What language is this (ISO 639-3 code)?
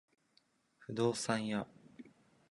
jpn